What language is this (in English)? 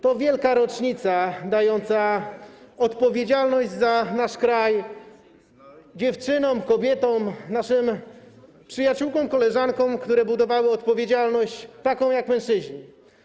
Polish